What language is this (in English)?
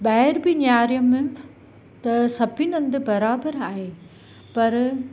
Sindhi